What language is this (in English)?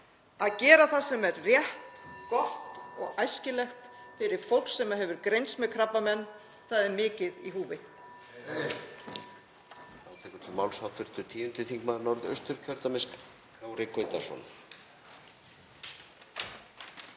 Icelandic